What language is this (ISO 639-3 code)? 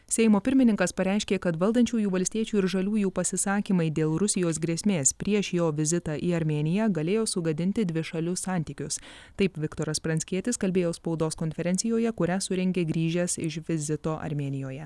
lit